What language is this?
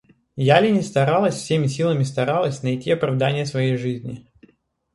Russian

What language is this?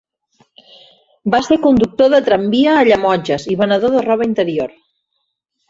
Catalan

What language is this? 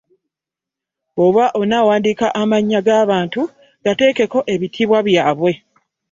Ganda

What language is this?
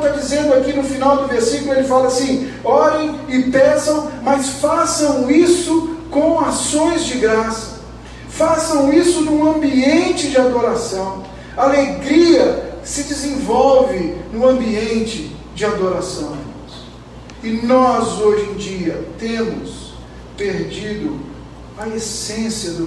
Portuguese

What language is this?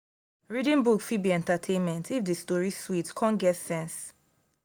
Nigerian Pidgin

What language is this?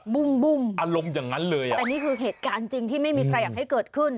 Thai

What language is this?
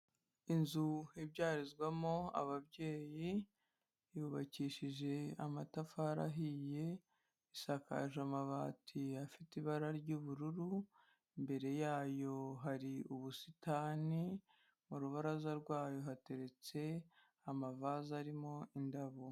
Kinyarwanda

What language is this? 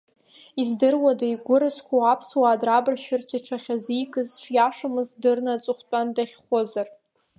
Abkhazian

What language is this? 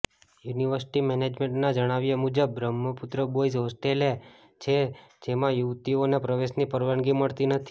Gujarati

